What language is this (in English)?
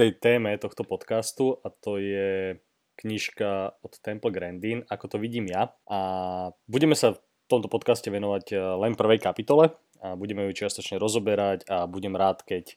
Slovak